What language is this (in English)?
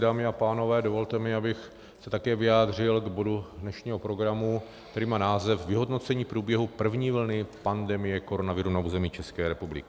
Czech